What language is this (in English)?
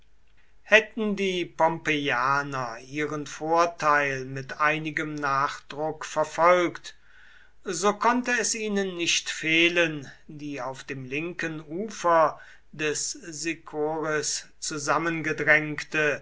German